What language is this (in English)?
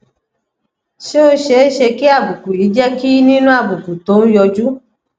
Yoruba